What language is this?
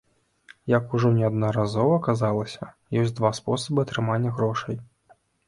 Belarusian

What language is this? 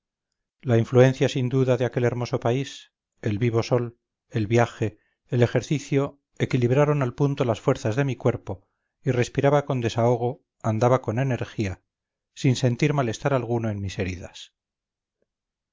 Spanish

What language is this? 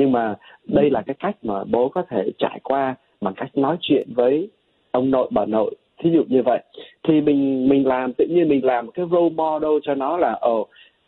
Vietnamese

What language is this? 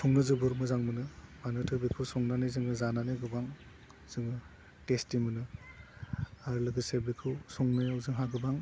Bodo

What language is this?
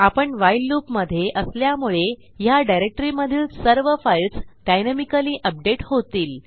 Marathi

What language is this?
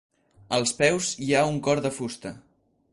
Catalan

